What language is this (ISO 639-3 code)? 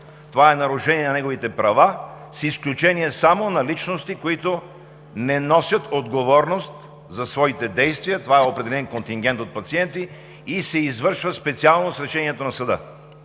bul